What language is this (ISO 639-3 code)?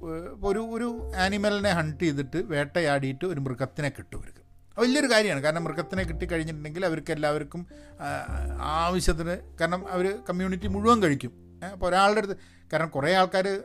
mal